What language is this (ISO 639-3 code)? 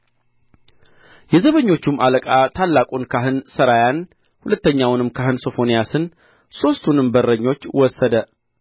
amh